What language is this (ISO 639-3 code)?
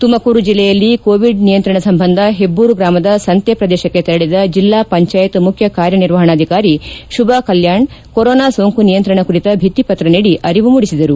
kan